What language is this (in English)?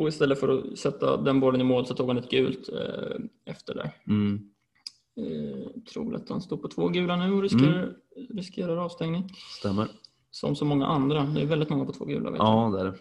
Swedish